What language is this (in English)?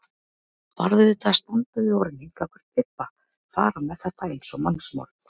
Icelandic